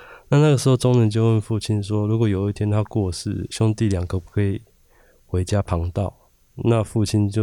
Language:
Chinese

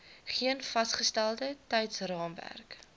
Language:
Afrikaans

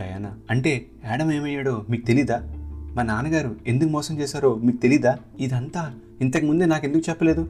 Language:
Telugu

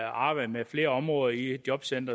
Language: Danish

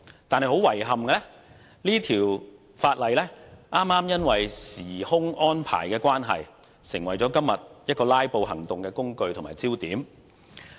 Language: Cantonese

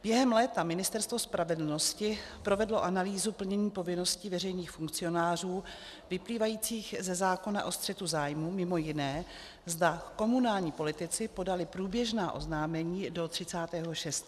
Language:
Czech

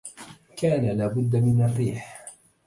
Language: Arabic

